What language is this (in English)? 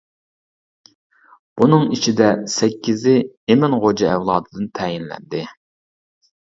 Uyghur